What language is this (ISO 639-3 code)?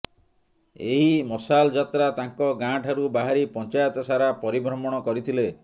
ori